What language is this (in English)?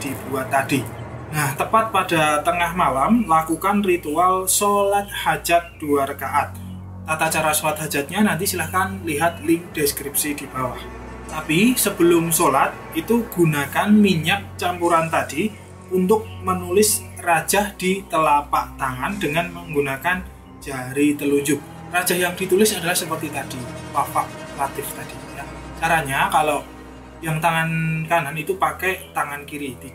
Indonesian